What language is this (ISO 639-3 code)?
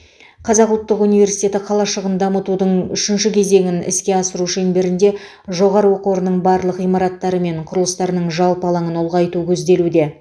kaz